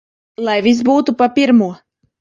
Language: Latvian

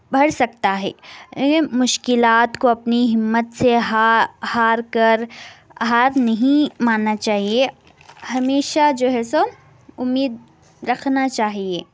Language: Urdu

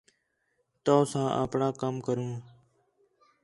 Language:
Khetrani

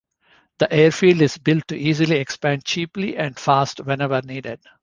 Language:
English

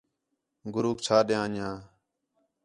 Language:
Khetrani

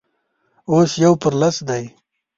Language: Pashto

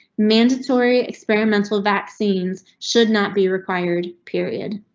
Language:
English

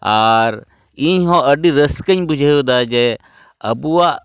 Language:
Santali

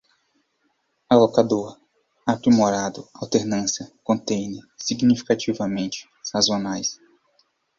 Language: Portuguese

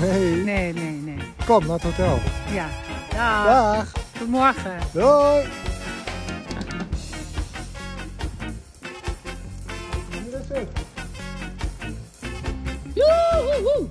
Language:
Dutch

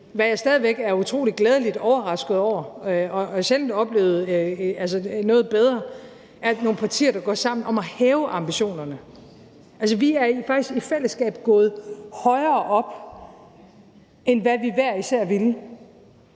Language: Danish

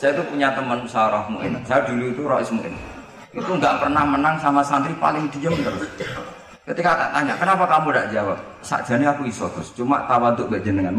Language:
Indonesian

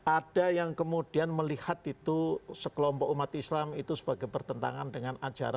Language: Indonesian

